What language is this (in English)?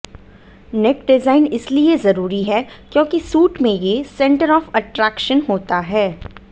Hindi